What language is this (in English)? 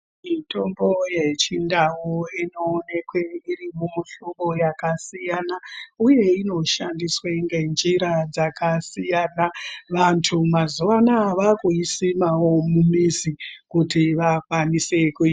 Ndau